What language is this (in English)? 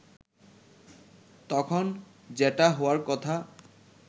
Bangla